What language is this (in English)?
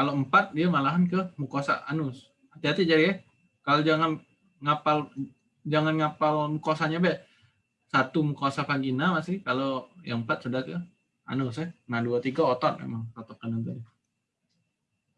Indonesian